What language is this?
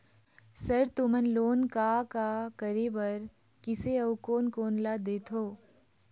Chhattisgarhi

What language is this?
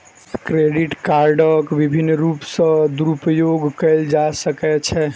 Maithili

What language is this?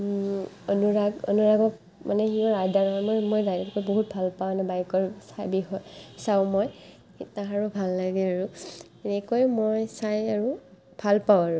Assamese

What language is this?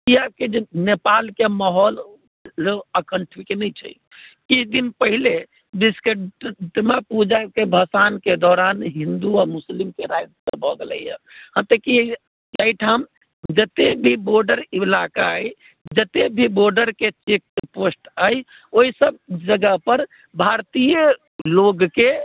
Maithili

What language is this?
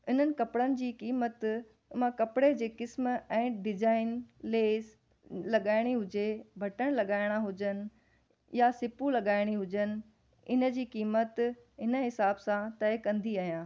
Sindhi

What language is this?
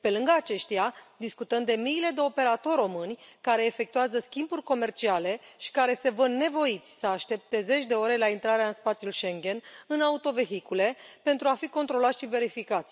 Romanian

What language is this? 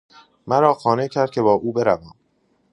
Persian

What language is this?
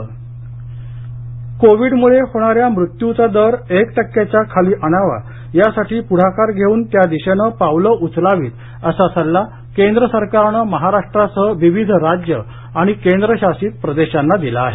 Marathi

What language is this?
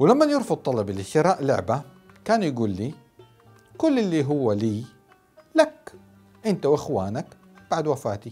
Arabic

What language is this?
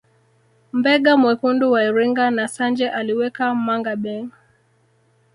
Swahili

